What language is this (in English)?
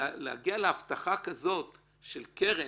Hebrew